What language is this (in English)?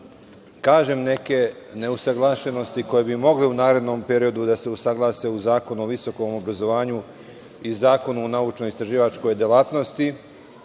Serbian